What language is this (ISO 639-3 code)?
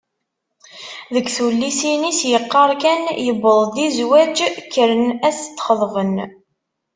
kab